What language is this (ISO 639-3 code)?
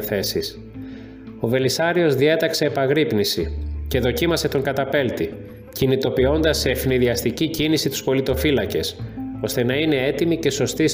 ell